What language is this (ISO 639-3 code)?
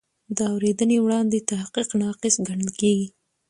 pus